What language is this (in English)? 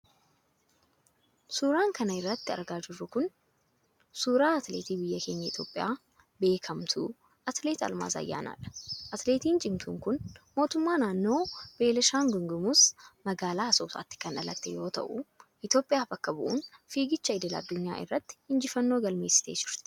Oromo